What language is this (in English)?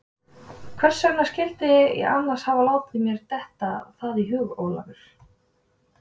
Icelandic